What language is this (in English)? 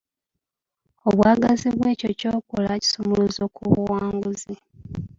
Ganda